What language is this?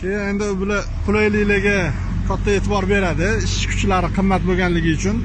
Turkish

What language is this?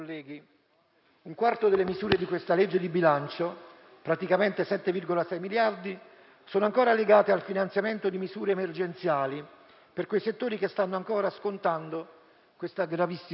Italian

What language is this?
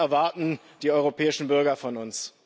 German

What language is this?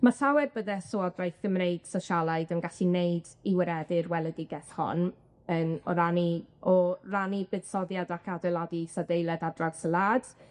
Welsh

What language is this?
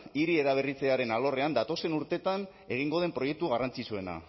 Basque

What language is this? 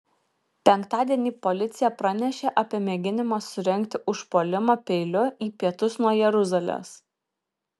Lithuanian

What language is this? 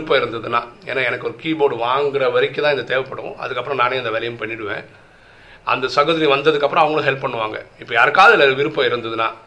Tamil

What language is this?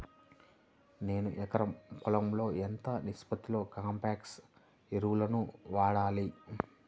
Telugu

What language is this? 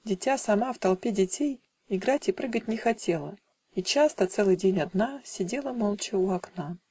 Russian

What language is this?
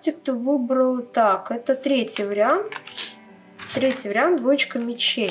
Russian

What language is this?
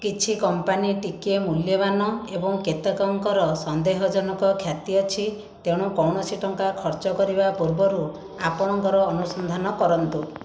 Odia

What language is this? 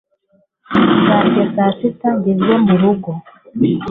Kinyarwanda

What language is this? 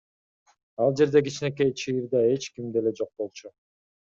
Kyrgyz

